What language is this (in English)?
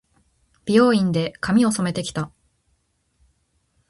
Japanese